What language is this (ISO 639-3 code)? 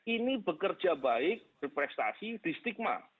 ind